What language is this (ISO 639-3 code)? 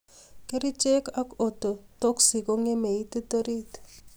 kln